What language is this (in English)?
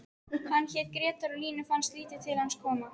Icelandic